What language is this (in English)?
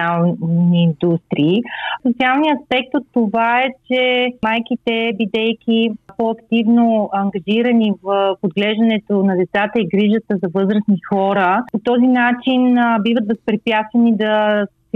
Bulgarian